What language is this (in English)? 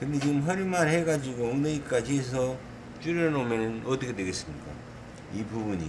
Korean